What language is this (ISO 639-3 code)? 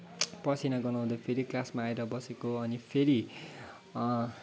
nep